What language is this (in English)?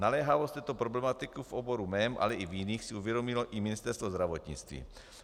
Czech